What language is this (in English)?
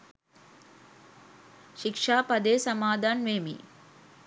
Sinhala